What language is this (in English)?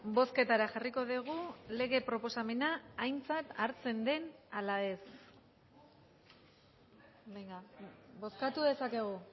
Basque